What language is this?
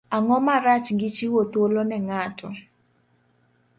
Luo (Kenya and Tanzania)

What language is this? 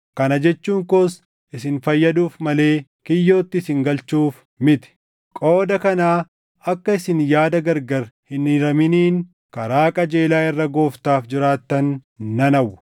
Oromo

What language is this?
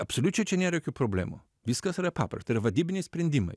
Lithuanian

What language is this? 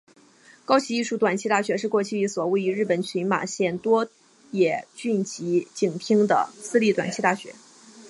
Chinese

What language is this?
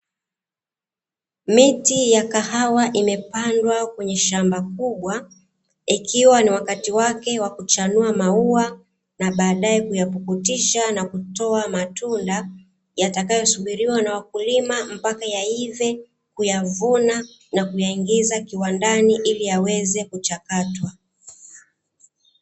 Swahili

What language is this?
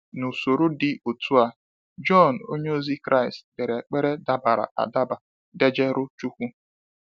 Igbo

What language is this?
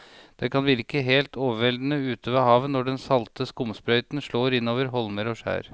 Norwegian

